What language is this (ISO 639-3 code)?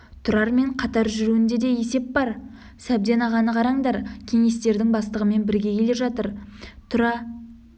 kaz